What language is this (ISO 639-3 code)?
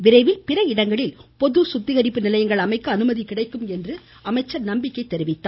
tam